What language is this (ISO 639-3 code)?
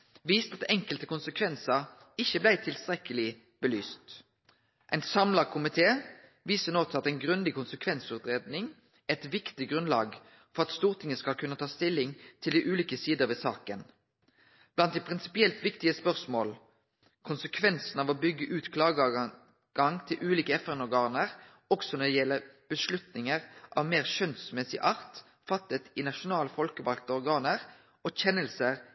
nno